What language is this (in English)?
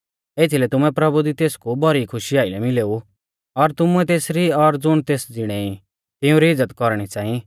Mahasu Pahari